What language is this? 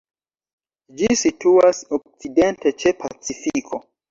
Esperanto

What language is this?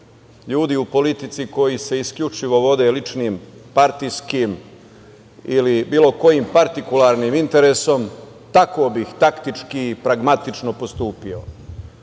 Serbian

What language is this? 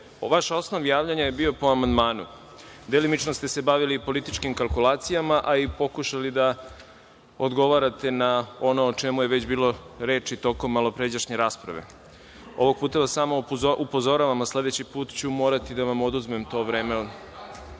Serbian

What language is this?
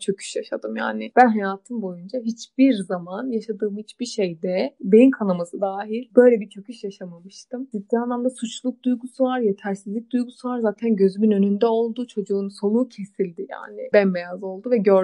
Turkish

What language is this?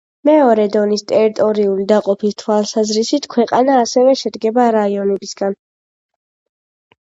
Georgian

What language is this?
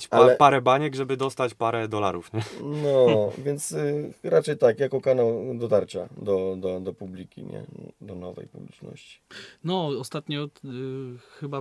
Polish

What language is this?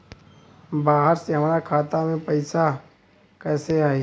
Bhojpuri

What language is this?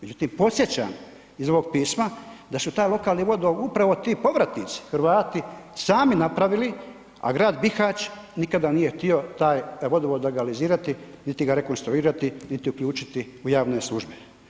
Croatian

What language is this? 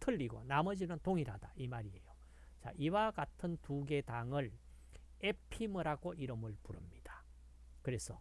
Korean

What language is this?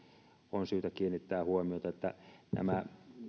Finnish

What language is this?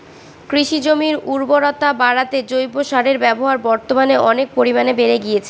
Bangla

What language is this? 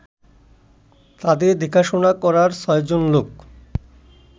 Bangla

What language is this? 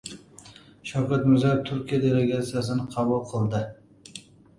Uzbek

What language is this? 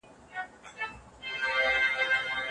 Pashto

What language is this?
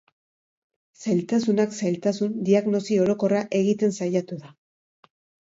Basque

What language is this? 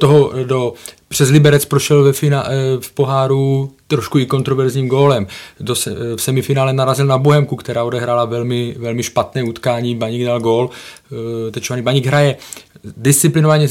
Czech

